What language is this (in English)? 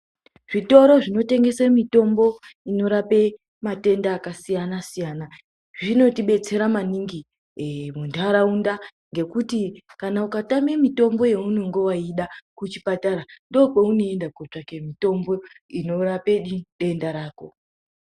Ndau